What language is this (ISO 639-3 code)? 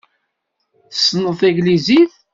kab